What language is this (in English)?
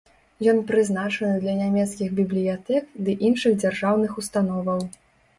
Belarusian